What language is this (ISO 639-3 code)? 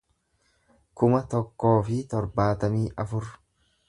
orm